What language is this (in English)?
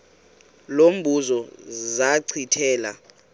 Xhosa